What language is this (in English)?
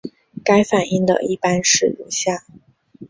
Chinese